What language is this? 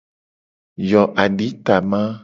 Gen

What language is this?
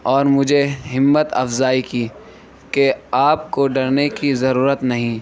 Urdu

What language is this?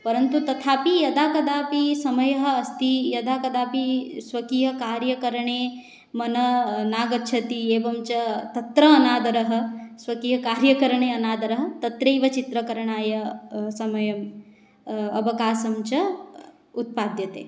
Sanskrit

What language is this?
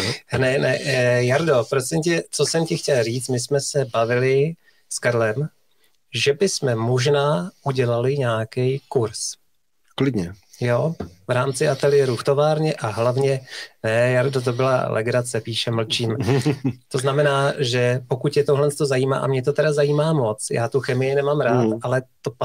Czech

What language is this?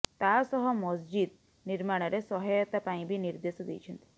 Odia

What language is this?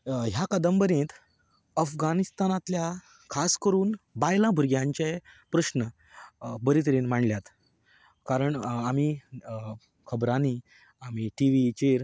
Konkani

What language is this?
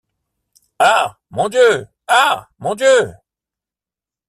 French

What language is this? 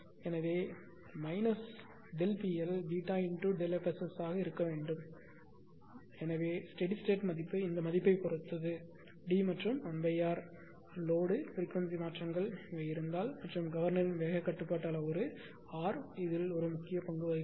Tamil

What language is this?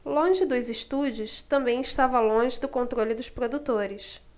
Portuguese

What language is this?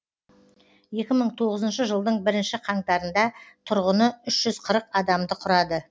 Kazakh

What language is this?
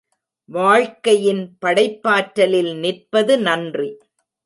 Tamil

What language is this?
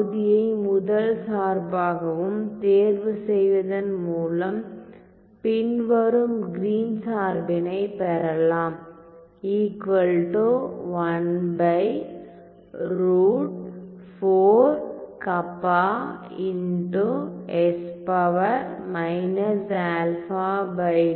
Tamil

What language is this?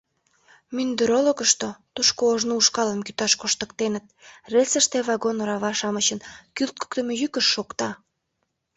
Mari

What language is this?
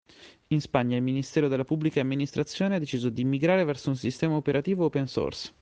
Italian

